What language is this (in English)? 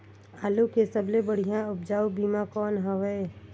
Chhattisgarhi